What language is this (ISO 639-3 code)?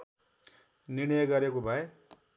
nep